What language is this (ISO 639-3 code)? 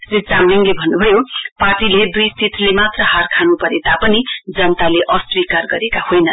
nep